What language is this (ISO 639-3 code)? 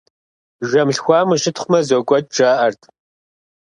kbd